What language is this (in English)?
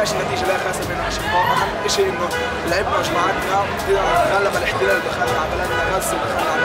Arabic